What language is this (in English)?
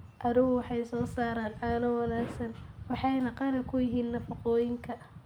Somali